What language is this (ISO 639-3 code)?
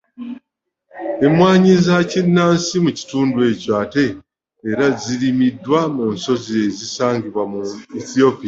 lug